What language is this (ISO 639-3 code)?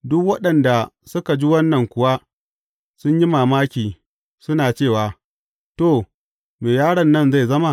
hau